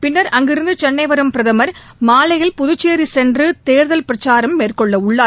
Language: Tamil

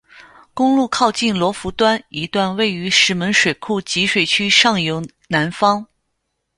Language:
Chinese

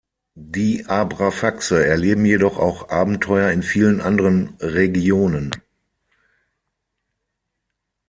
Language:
German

